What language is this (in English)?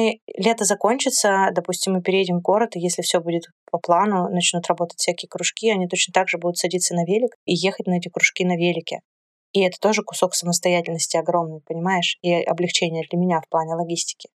Russian